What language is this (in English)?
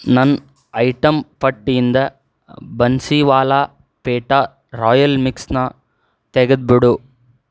Kannada